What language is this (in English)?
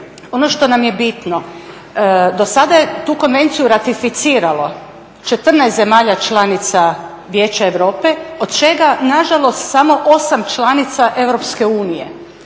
Croatian